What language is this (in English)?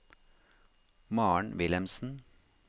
Norwegian